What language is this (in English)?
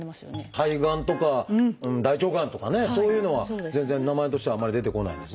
Japanese